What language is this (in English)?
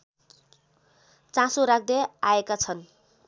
Nepali